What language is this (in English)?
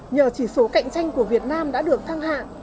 Vietnamese